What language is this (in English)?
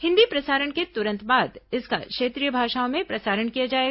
Hindi